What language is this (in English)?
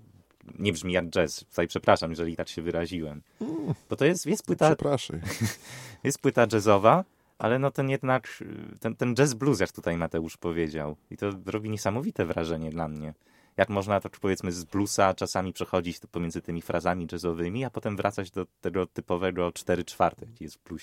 Polish